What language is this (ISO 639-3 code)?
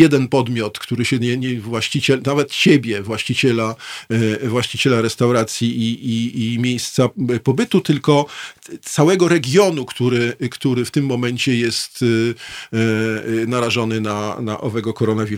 pol